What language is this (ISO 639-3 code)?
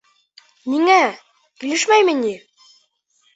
bak